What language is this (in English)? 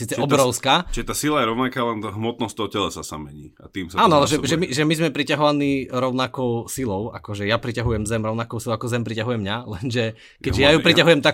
Slovak